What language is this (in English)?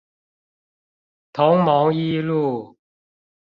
Chinese